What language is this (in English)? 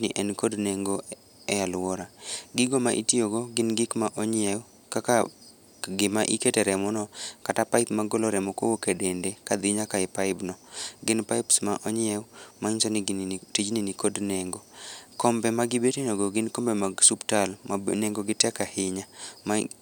Luo (Kenya and Tanzania)